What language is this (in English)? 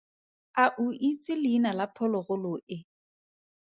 Tswana